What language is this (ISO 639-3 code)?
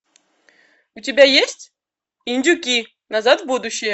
rus